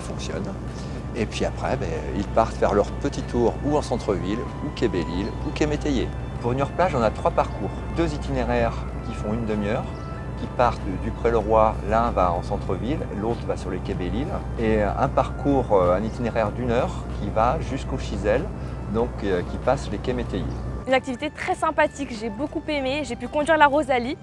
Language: French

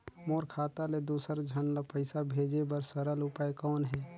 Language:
Chhattisgarhi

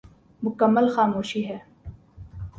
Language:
Urdu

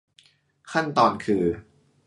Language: Thai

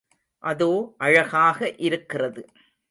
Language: Tamil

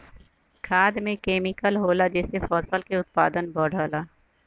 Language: Bhojpuri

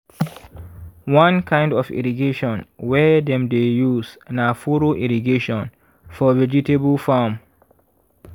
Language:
Nigerian Pidgin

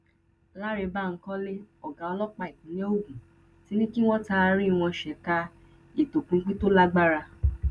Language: Yoruba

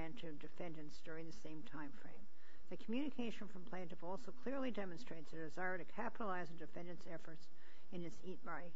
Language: English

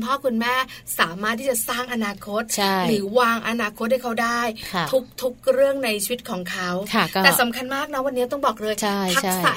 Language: Thai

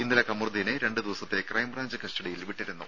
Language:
Malayalam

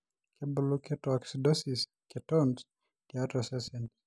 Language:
Masai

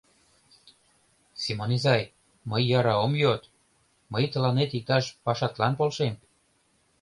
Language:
Mari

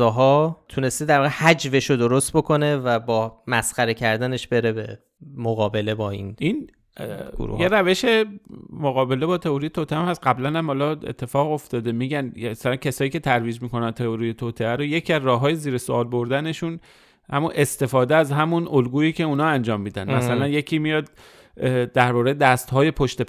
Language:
Persian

